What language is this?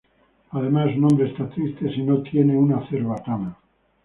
Spanish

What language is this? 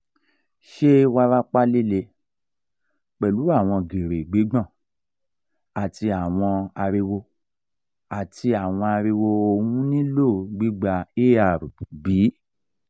Yoruba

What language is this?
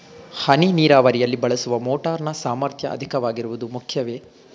Kannada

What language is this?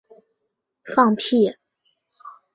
Chinese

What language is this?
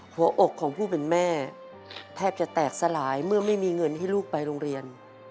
Thai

